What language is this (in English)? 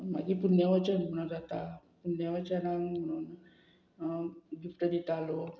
Konkani